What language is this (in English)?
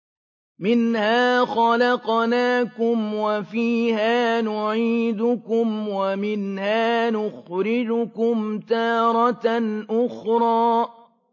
Arabic